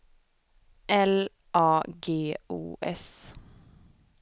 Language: Swedish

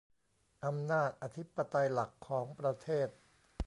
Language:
Thai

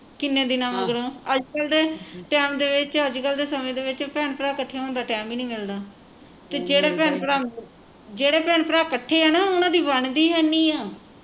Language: Punjabi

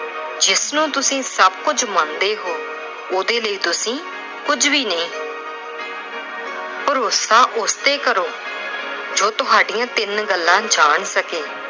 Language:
Punjabi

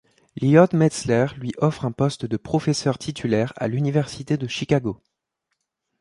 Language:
French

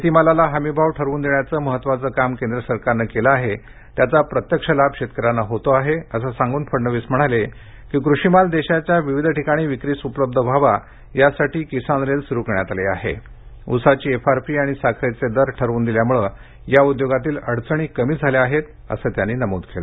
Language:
Marathi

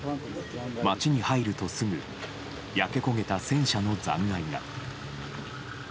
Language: Japanese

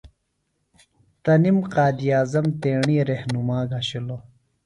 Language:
Phalura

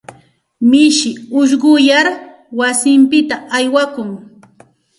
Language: Santa Ana de Tusi Pasco Quechua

